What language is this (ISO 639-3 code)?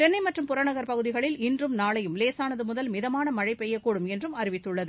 tam